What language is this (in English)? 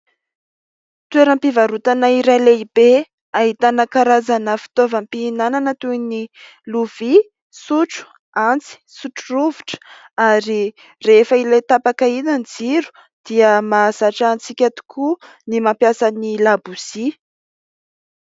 Malagasy